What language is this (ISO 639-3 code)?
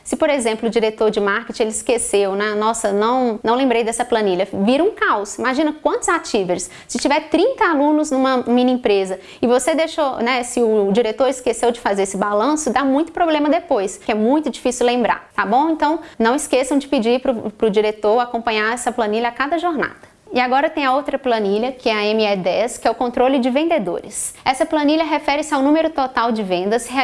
por